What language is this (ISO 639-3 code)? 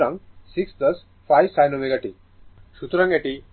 ben